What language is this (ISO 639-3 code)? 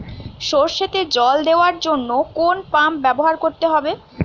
ben